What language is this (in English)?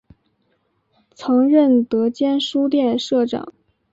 Chinese